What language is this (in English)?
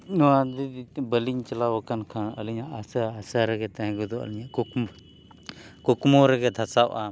Santali